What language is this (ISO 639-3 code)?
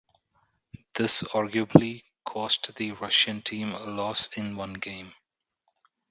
eng